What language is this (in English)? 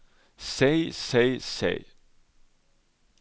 Norwegian